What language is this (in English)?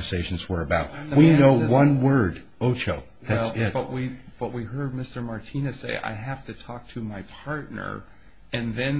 English